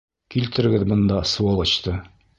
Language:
Bashkir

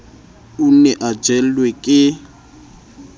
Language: Southern Sotho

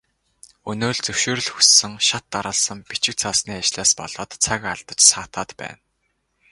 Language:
Mongolian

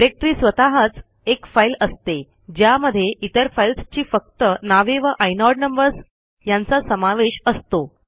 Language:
Marathi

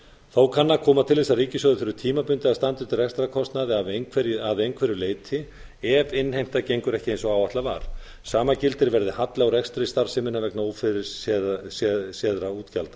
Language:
Icelandic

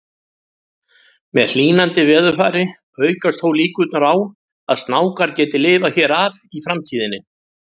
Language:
Icelandic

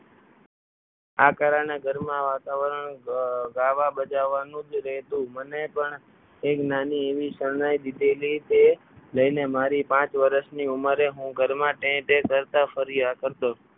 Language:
Gujarati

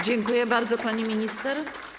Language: Polish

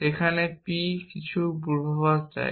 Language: Bangla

